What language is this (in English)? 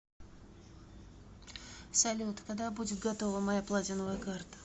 Russian